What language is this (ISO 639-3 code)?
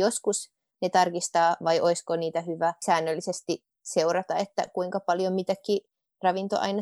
fin